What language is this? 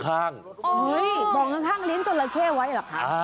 Thai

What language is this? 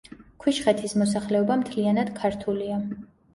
Georgian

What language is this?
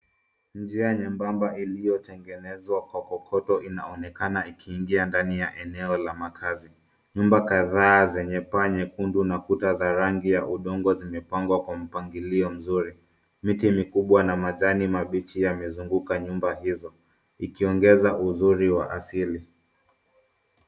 Swahili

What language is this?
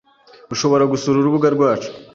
Kinyarwanda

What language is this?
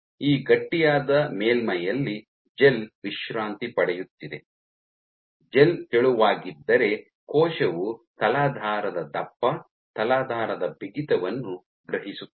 Kannada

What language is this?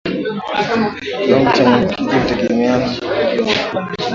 Swahili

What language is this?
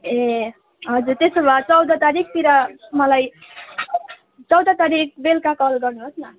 Nepali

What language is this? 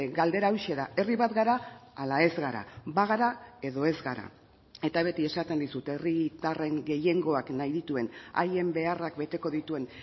Basque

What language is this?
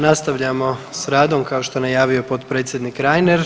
Croatian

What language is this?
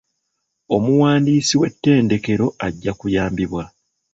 Ganda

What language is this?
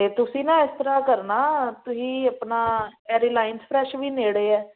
Punjabi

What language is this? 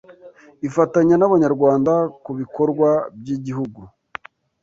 Kinyarwanda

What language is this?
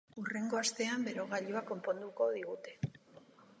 Basque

